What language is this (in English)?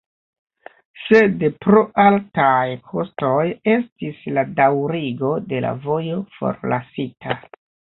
Esperanto